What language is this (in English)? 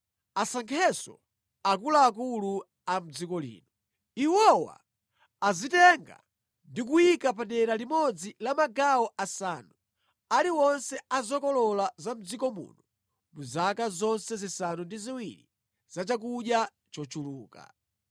Nyanja